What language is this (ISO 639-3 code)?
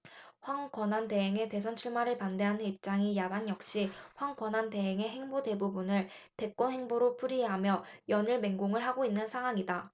kor